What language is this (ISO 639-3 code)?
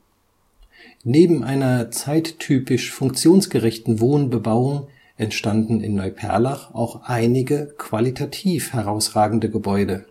deu